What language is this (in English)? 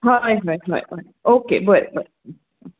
Konkani